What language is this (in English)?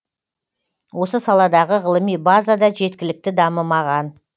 Kazakh